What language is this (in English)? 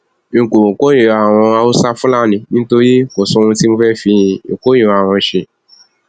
Yoruba